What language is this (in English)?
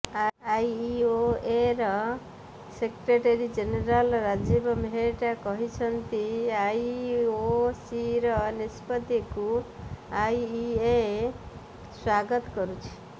Odia